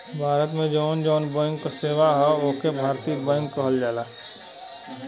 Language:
Bhojpuri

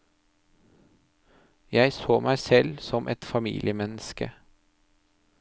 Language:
Norwegian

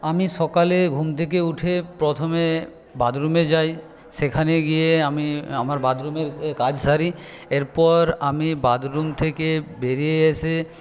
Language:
Bangla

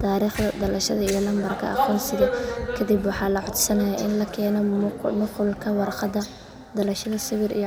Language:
Somali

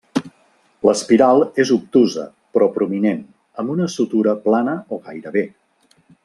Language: Catalan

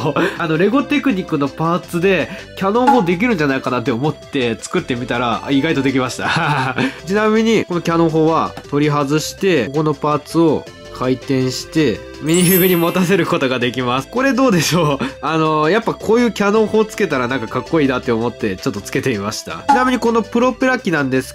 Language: Japanese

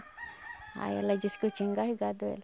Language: Portuguese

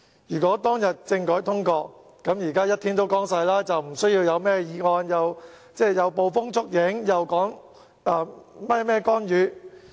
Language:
Cantonese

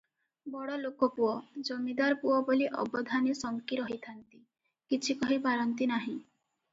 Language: Odia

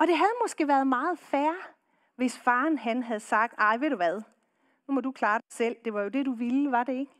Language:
Danish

